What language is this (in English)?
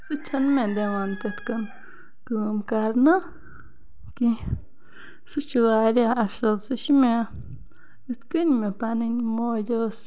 Kashmiri